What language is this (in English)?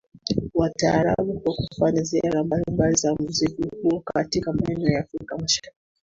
Swahili